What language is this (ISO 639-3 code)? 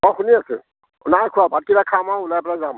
asm